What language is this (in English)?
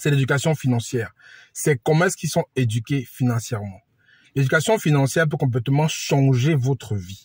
French